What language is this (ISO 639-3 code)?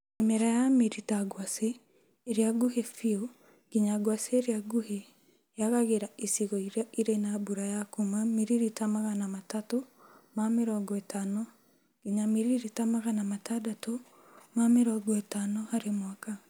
kik